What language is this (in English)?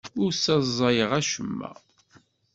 Kabyle